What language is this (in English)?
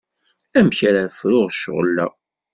Kabyle